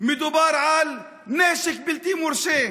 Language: Hebrew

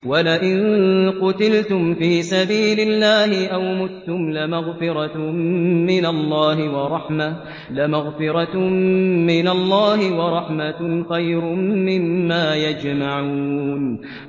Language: Arabic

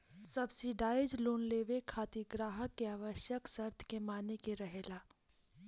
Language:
Bhojpuri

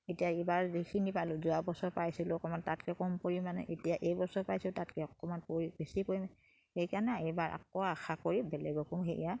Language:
Assamese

